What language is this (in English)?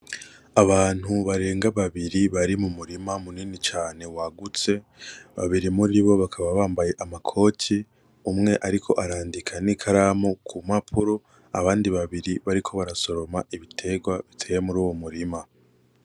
Rundi